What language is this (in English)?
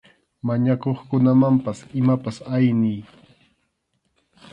Arequipa-La Unión Quechua